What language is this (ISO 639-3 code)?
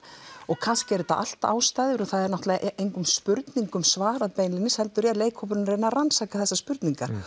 isl